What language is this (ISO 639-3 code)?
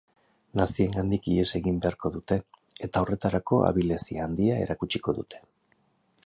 eus